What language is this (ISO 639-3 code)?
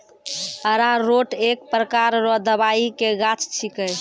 mai